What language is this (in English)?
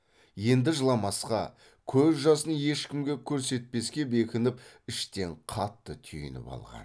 Kazakh